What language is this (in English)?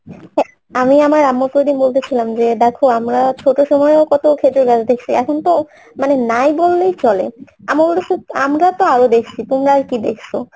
Bangla